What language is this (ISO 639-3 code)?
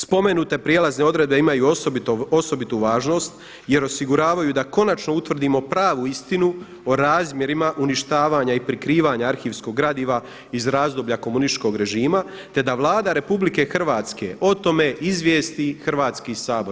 hrv